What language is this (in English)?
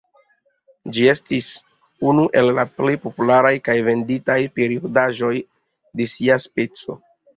Esperanto